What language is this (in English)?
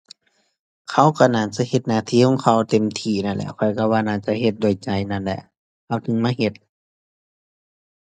Thai